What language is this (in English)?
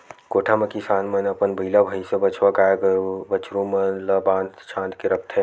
Chhattisgarhi